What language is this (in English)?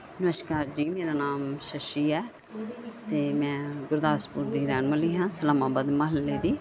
Punjabi